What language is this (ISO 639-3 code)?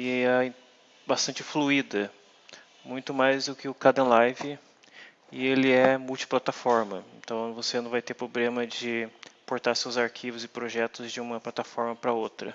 por